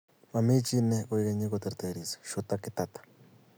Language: Kalenjin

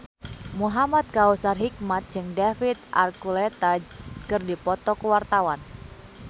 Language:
Sundanese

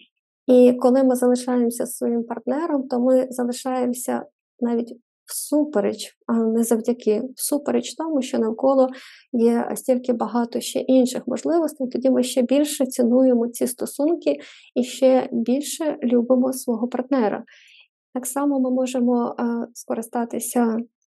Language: Ukrainian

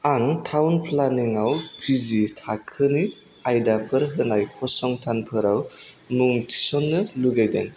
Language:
Bodo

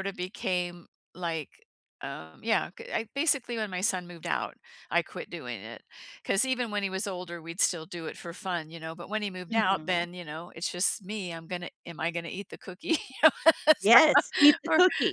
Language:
English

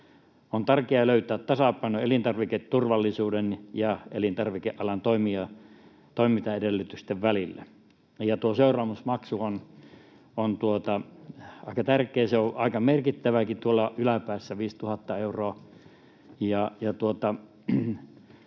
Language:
Finnish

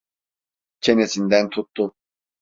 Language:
Turkish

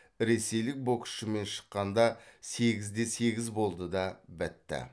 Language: Kazakh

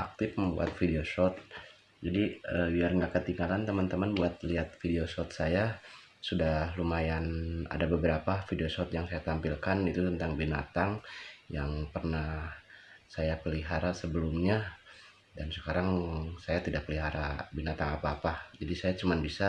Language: Indonesian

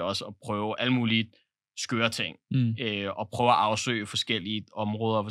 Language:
Danish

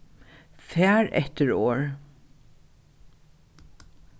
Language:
Faroese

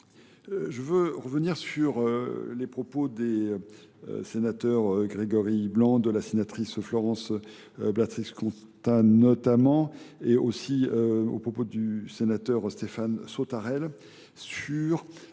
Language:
French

